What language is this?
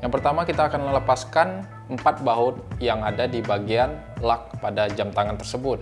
Indonesian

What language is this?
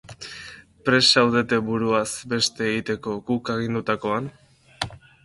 Basque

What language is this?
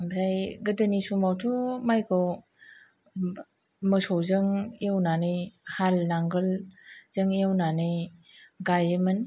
Bodo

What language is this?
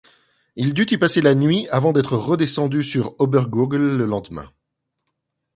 French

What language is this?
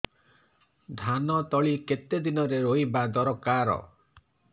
Odia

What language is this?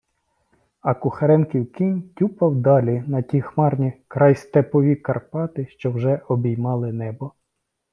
Ukrainian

